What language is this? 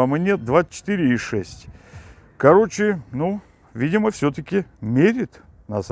Russian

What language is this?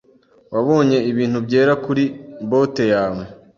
Kinyarwanda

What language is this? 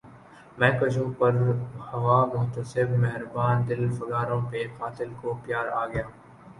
Urdu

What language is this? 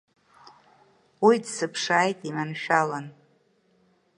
Abkhazian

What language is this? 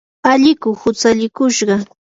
Yanahuanca Pasco Quechua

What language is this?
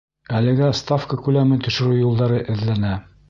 Bashkir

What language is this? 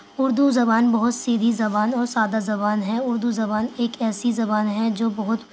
Urdu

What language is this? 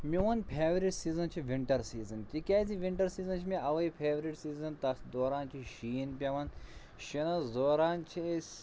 Kashmiri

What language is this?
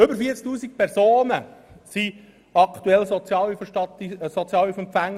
Swiss German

